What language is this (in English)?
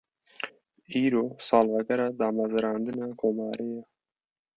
Kurdish